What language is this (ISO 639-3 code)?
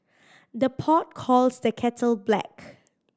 eng